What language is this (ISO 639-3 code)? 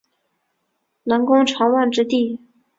zho